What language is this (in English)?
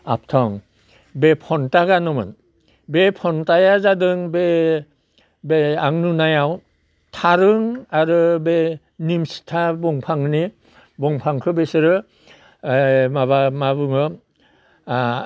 Bodo